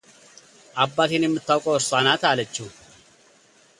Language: Amharic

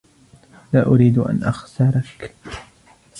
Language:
Arabic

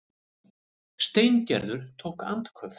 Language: Icelandic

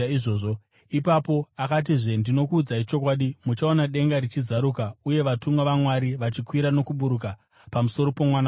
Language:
Shona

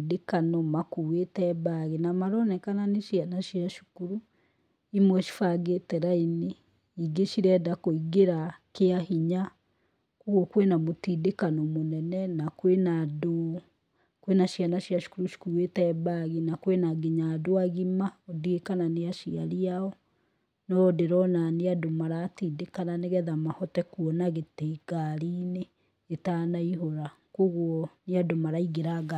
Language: Kikuyu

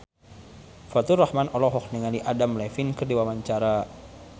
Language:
Sundanese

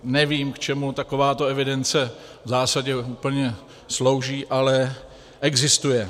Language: Czech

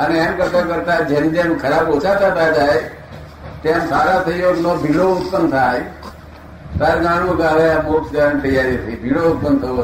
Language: Gujarati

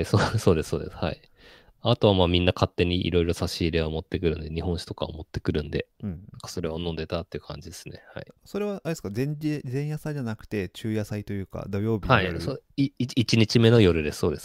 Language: Japanese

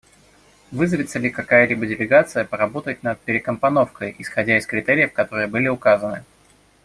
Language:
Russian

